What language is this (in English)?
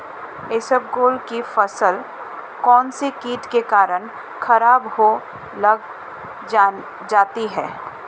Hindi